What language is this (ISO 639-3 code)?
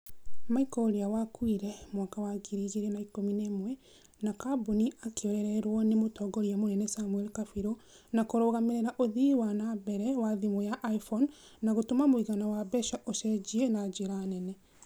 kik